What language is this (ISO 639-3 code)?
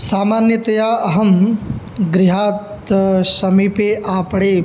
san